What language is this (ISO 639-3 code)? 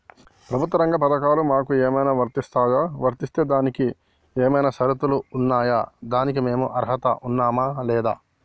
tel